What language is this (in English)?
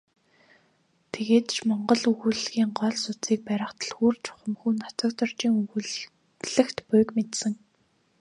Mongolian